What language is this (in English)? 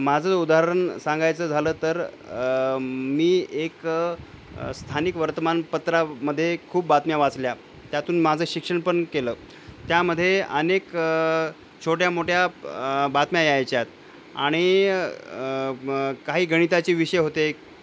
Marathi